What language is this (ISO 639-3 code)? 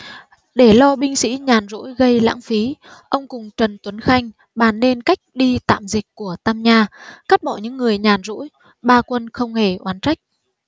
vie